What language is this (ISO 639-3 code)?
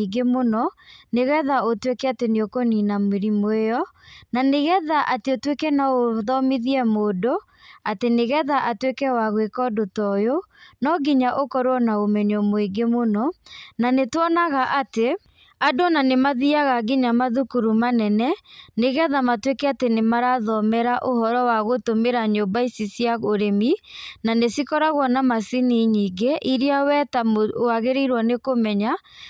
kik